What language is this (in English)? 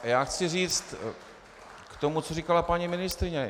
Czech